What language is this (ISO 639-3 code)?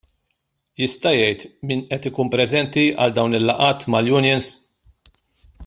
mlt